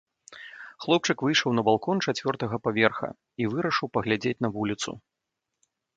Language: Belarusian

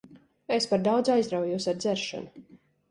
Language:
Latvian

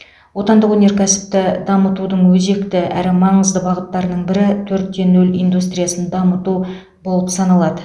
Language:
Kazakh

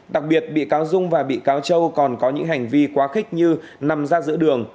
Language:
Vietnamese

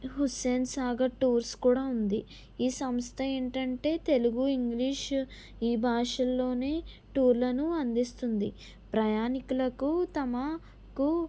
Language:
Telugu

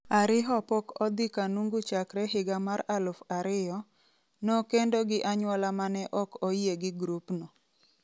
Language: Luo (Kenya and Tanzania)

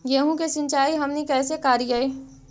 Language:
Magahi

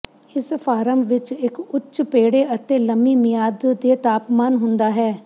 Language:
Punjabi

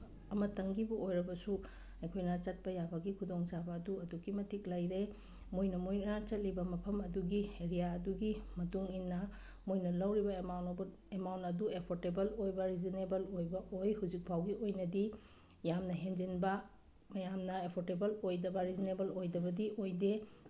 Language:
Manipuri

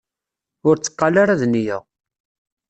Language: Kabyle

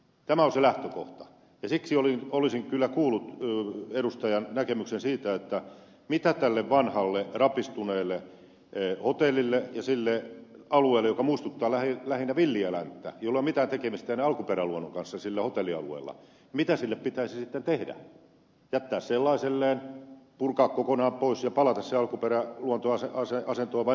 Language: Finnish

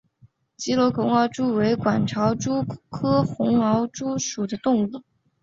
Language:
Chinese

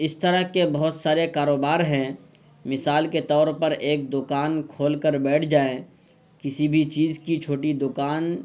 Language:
Urdu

